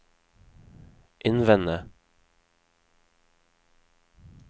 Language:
Norwegian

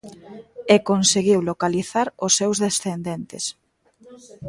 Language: Galician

